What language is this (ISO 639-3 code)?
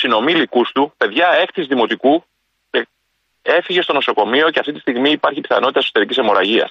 ell